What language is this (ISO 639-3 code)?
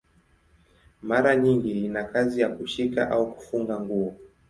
swa